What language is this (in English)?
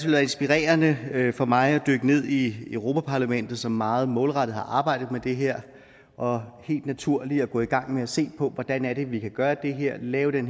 Danish